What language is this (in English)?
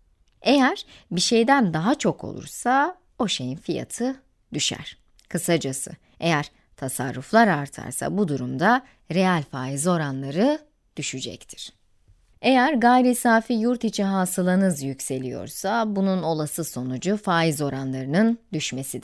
Turkish